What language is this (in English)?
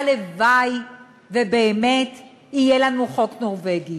Hebrew